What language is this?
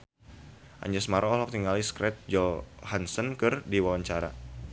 Sundanese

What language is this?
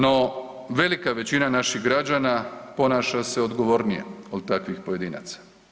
Croatian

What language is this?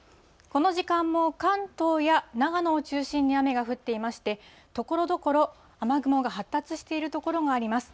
Japanese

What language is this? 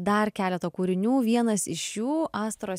Lithuanian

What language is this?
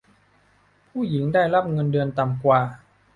Thai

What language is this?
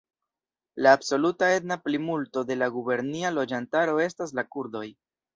Esperanto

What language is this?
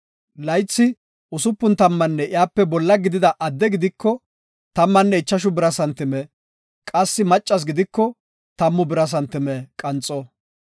Gofa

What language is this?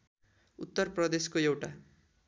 Nepali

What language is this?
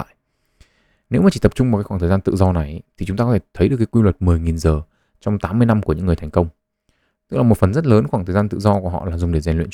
Vietnamese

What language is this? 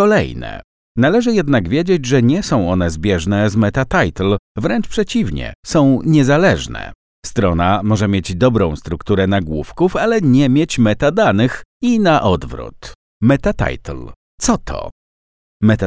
Polish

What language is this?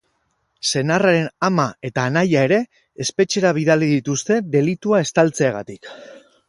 Basque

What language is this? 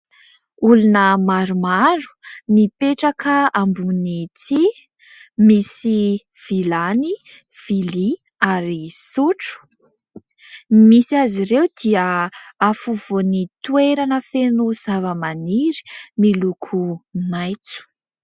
Malagasy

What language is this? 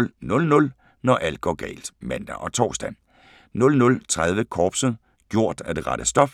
Danish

